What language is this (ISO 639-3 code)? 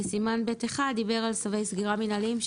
heb